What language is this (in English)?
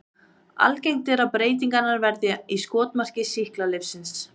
Icelandic